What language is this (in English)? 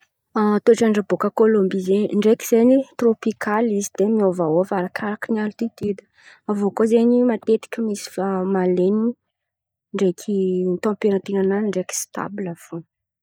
Antankarana Malagasy